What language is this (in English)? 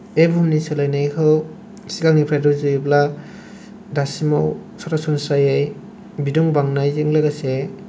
Bodo